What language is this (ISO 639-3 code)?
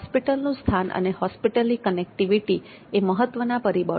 guj